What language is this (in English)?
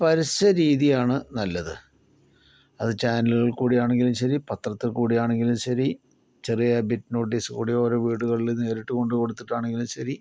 Malayalam